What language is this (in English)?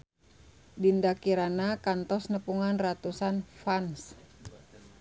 Sundanese